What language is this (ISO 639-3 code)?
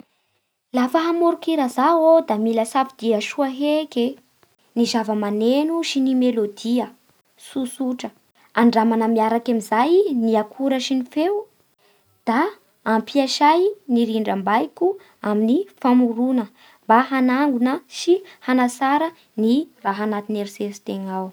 bhr